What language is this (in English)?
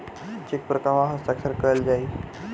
Bhojpuri